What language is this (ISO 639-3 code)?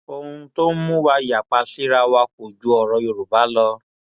yor